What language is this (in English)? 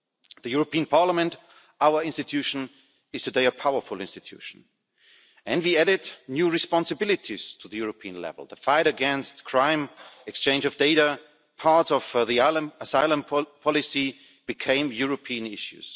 English